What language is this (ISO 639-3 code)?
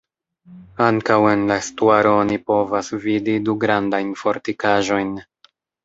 epo